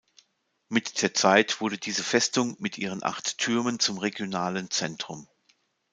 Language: German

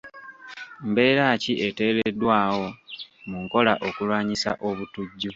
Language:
Ganda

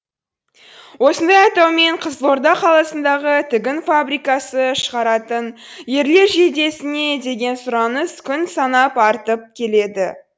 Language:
Kazakh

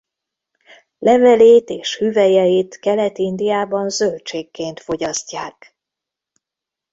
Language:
Hungarian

